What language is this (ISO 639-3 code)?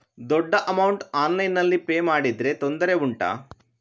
kan